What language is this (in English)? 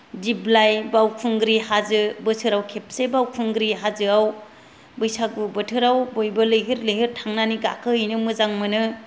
Bodo